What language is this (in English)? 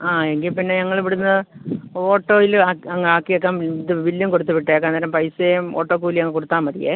Malayalam